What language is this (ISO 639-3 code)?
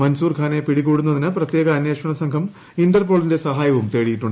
mal